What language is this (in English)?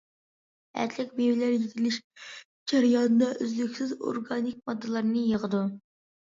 Uyghur